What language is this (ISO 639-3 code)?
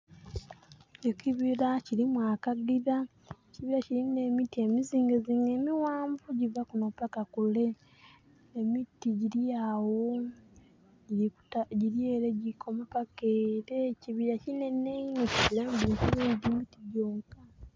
xog